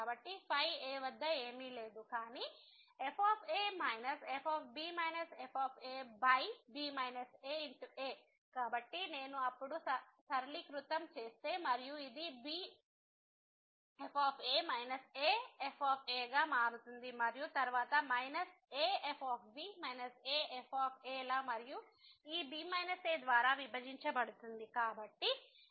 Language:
Telugu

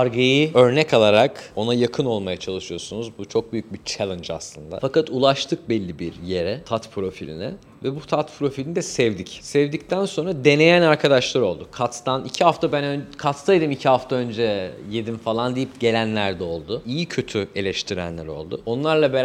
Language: Turkish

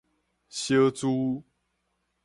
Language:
Min Nan Chinese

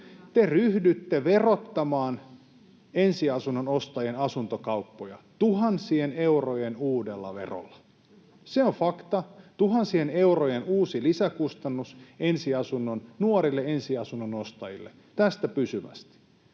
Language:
Finnish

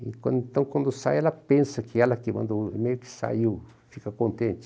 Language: Portuguese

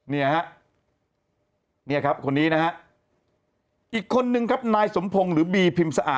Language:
Thai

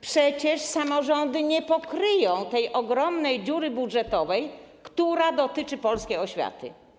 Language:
Polish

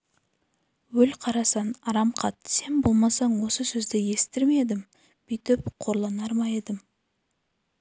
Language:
Kazakh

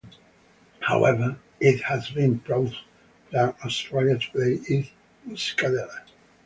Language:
English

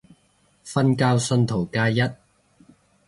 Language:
Cantonese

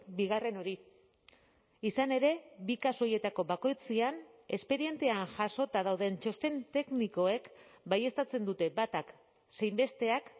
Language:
Basque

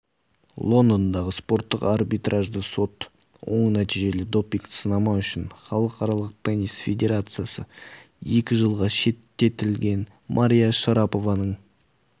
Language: Kazakh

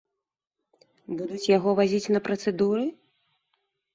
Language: Belarusian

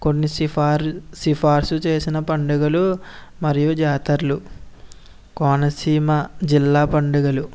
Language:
Telugu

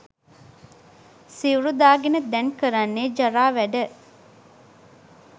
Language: Sinhala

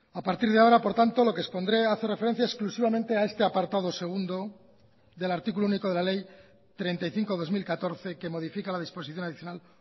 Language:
Spanish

